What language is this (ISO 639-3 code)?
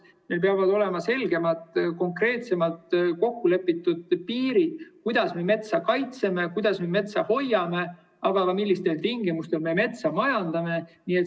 est